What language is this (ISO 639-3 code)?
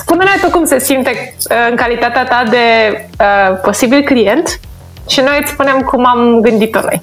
ron